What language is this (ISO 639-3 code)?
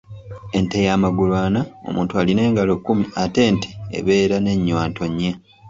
lug